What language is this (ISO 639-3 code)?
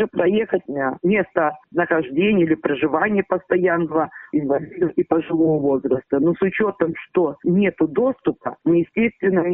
rus